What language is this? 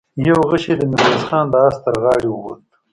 Pashto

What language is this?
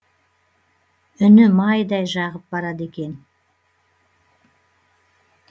Kazakh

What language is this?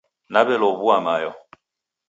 Taita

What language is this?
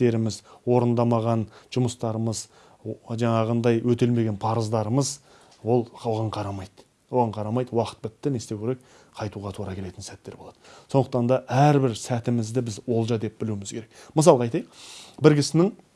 Turkish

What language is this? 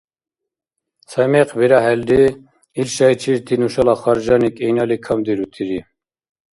Dargwa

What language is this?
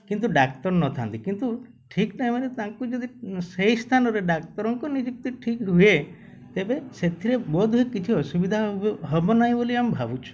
Odia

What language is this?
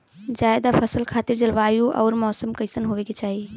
Bhojpuri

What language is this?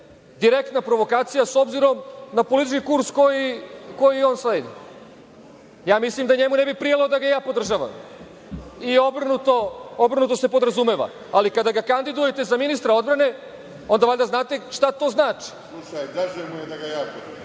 Serbian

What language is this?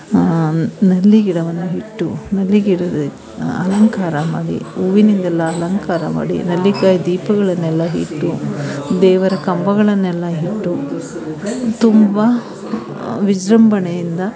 Kannada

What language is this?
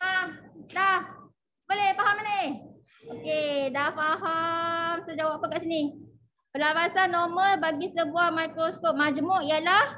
Malay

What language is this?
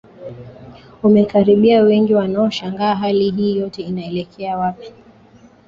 Swahili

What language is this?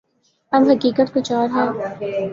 Urdu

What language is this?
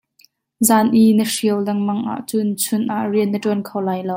Hakha Chin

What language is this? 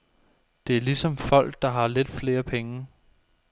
Danish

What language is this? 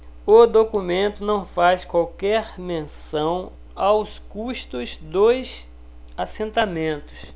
Portuguese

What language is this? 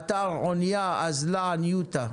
Hebrew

